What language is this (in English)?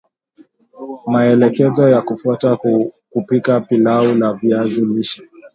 Swahili